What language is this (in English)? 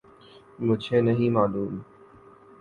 Urdu